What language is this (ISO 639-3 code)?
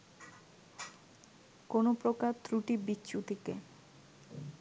ben